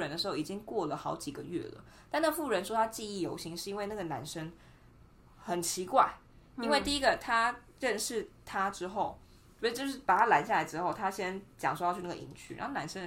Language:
Chinese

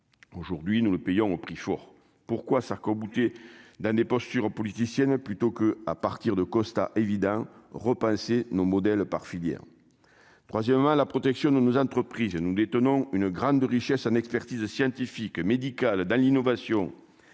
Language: French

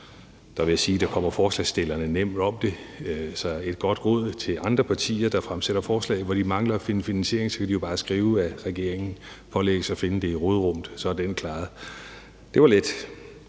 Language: Danish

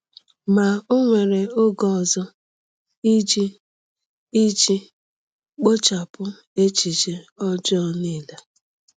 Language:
Igbo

